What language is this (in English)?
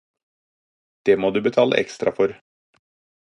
Norwegian Bokmål